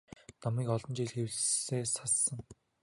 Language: Mongolian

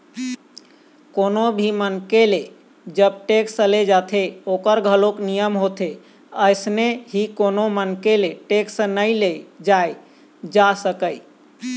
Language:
Chhattisgarhi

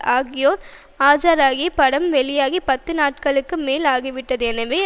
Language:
Tamil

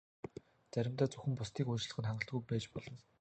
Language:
Mongolian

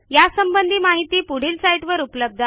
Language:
Marathi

